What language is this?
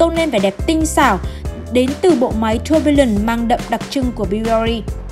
Vietnamese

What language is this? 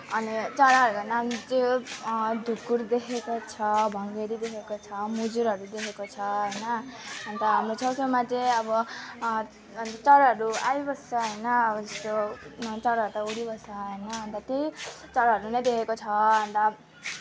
Nepali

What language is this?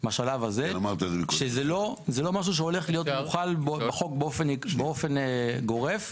Hebrew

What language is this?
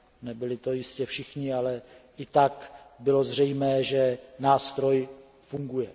Czech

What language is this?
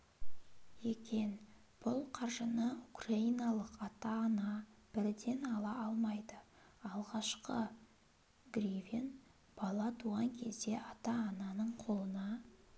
Kazakh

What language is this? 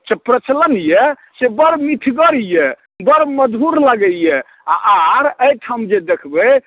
Maithili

